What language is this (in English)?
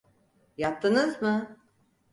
Turkish